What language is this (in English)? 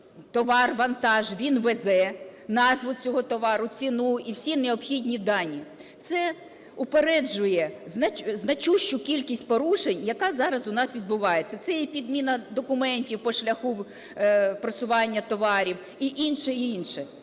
Ukrainian